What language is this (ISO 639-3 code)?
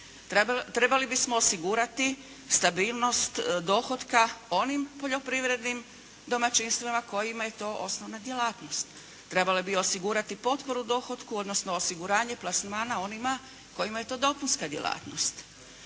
hrv